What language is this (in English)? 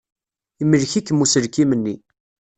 Kabyle